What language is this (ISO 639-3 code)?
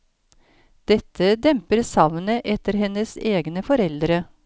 nor